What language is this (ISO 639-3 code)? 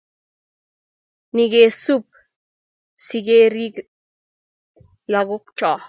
kln